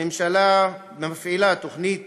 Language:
Hebrew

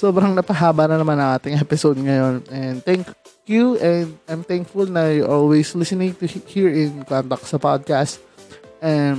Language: Filipino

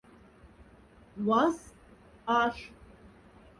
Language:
Moksha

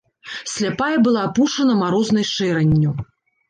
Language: Belarusian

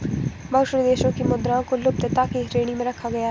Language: Hindi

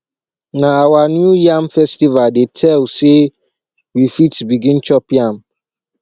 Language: Nigerian Pidgin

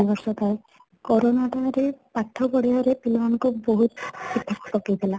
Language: Odia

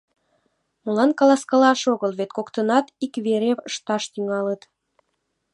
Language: Mari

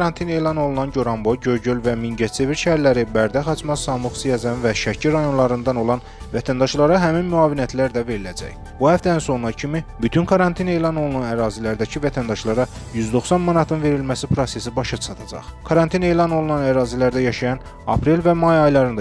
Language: Turkish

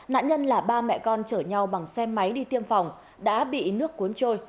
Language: Vietnamese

